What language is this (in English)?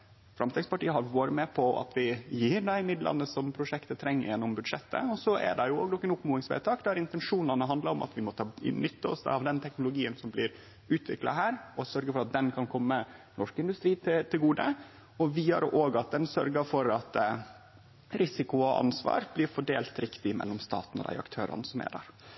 Norwegian Nynorsk